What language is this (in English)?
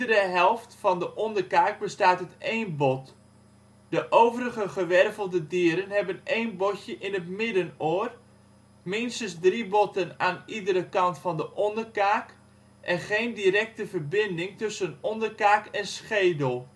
Dutch